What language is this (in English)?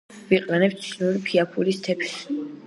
Georgian